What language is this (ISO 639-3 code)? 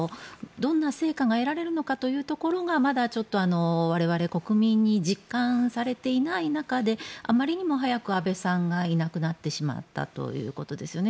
jpn